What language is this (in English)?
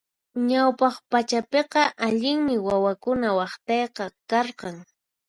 Puno Quechua